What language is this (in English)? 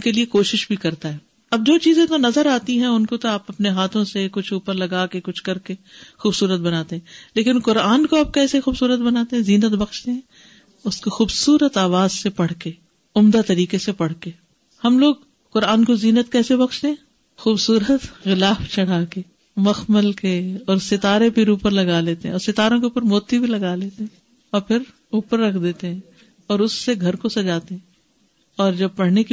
Urdu